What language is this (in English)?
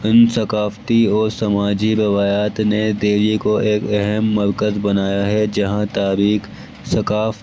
Urdu